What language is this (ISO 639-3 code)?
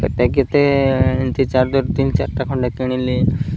ori